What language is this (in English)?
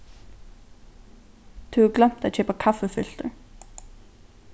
Faroese